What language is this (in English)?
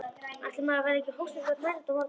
Icelandic